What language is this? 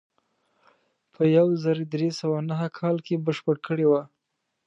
Pashto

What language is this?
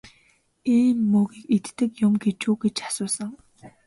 Mongolian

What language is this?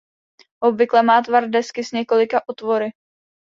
Czech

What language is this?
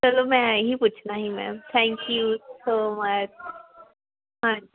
Punjabi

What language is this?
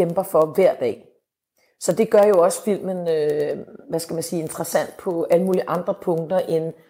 Danish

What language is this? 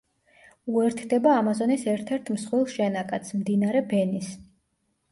Georgian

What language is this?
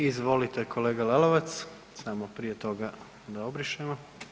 Croatian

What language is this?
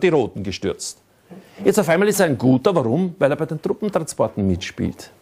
German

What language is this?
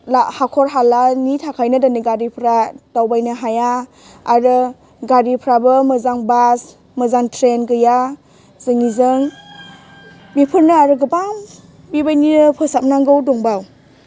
Bodo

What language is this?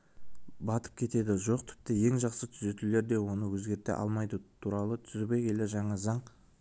Kazakh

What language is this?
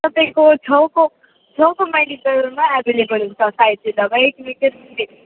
Nepali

